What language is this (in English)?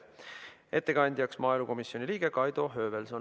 Estonian